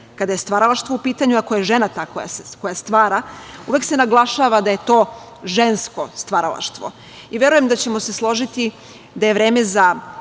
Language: Serbian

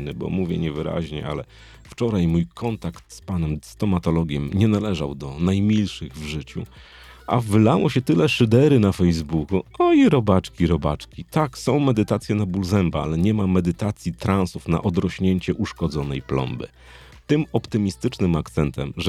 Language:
Polish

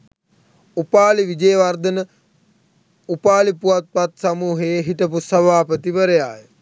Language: Sinhala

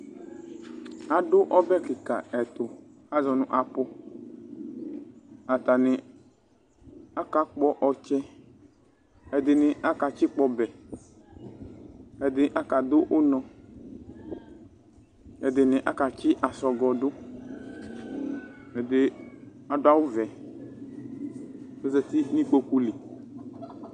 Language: Ikposo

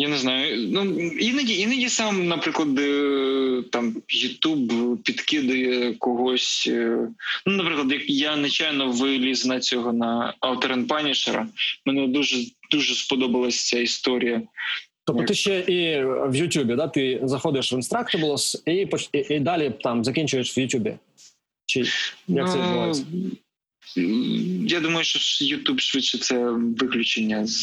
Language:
Ukrainian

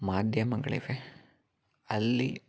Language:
Kannada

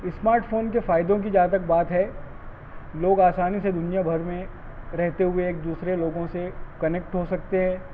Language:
Urdu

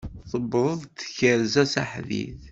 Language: Kabyle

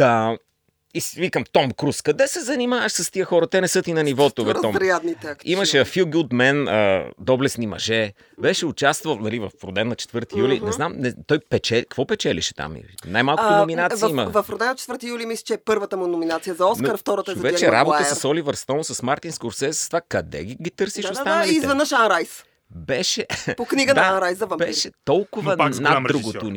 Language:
Bulgarian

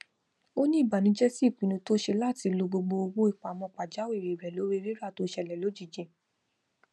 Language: Yoruba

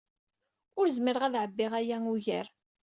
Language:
Kabyle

